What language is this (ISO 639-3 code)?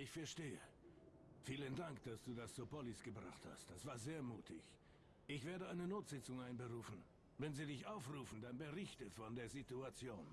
deu